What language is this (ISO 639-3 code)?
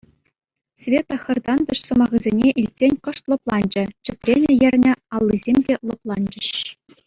chv